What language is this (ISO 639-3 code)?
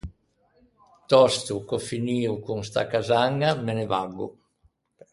lij